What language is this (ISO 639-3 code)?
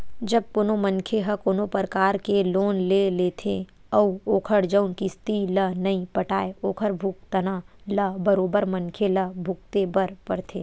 hne